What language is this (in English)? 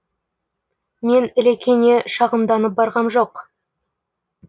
Kazakh